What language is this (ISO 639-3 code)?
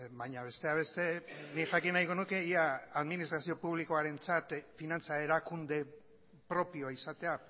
eus